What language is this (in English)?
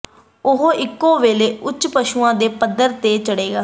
Punjabi